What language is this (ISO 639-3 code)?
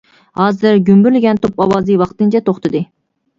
uig